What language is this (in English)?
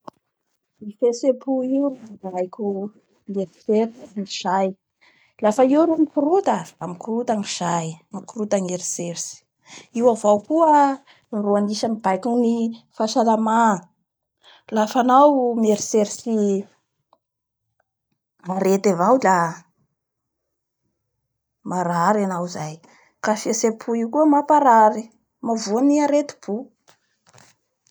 Bara Malagasy